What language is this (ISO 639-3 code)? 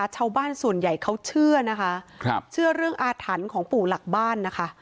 tha